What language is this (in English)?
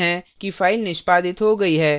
Hindi